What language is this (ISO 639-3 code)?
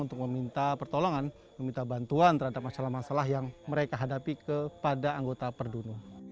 ind